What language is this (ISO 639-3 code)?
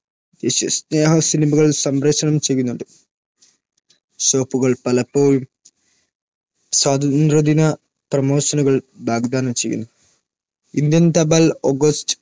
mal